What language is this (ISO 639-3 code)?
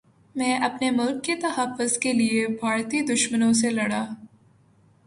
urd